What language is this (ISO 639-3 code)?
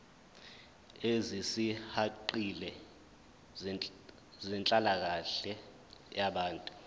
zul